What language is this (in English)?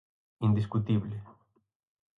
Galician